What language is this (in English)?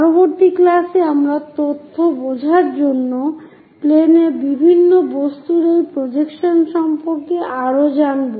Bangla